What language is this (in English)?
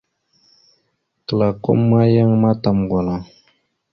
Mada (Cameroon)